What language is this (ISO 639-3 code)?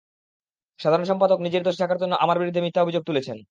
ben